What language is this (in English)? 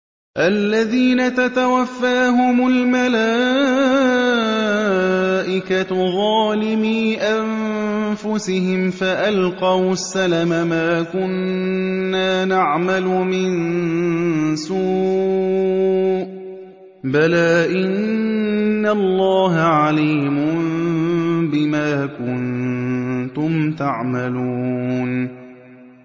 Arabic